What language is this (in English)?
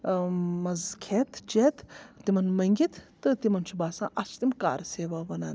Kashmiri